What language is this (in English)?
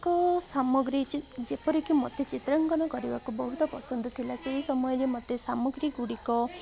Odia